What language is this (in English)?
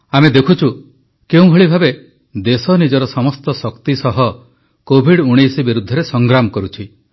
Odia